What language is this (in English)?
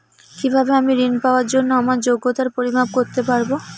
Bangla